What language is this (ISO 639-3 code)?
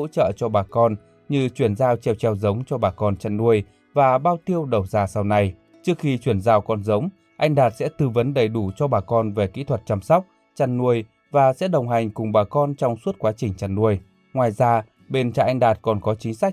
vie